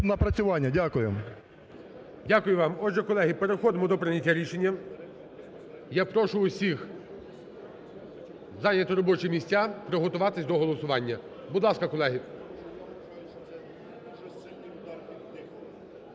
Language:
Ukrainian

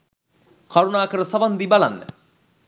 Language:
Sinhala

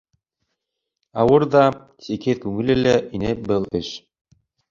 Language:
Bashkir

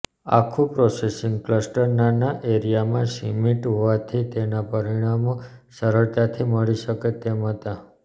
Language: Gujarati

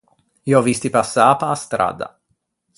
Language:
Ligurian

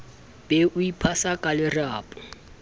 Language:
Southern Sotho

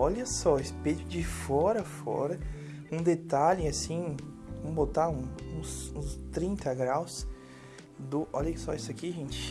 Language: Portuguese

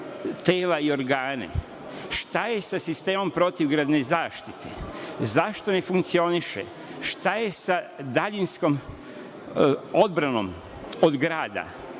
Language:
Serbian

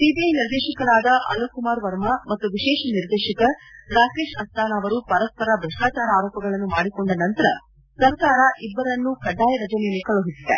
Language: Kannada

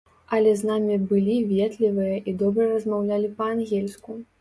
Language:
Belarusian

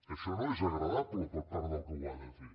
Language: Catalan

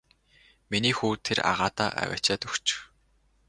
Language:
Mongolian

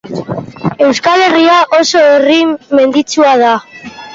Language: Basque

